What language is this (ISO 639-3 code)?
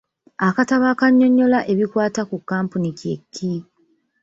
lug